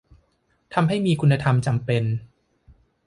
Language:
Thai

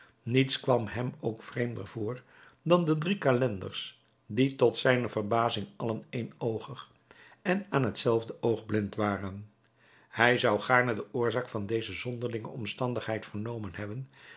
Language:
Dutch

